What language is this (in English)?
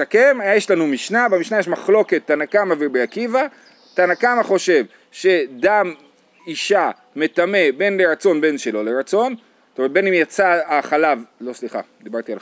Hebrew